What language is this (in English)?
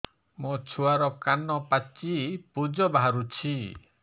Odia